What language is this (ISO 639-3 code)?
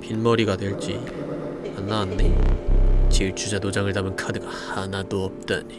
kor